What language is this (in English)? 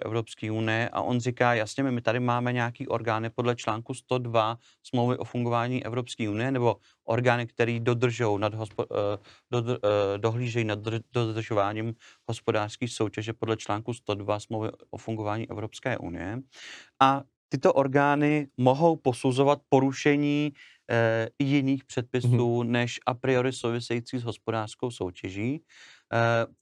Czech